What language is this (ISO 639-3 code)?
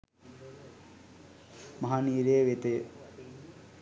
sin